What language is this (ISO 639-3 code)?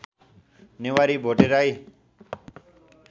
nep